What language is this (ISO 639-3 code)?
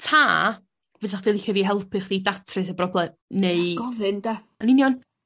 cym